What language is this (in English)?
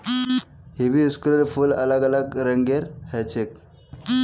Magahi